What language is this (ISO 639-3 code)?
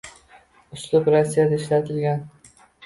uzb